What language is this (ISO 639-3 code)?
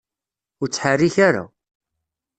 kab